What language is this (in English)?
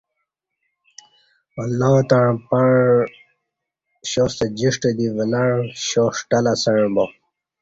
Kati